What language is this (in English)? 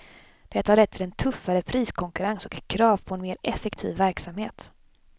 Swedish